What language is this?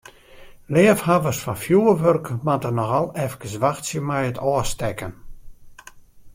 Western Frisian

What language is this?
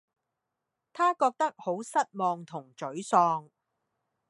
Cantonese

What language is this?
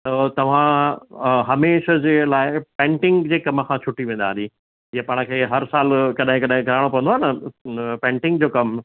Sindhi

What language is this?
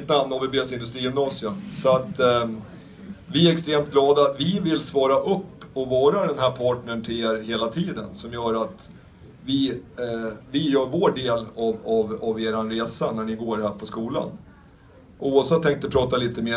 Swedish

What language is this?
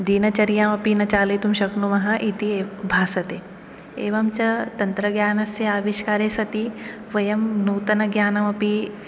Sanskrit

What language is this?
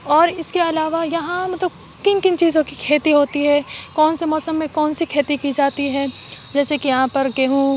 Urdu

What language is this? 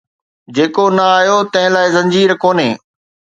Sindhi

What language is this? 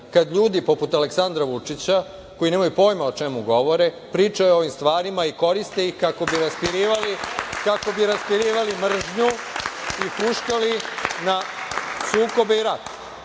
Serbian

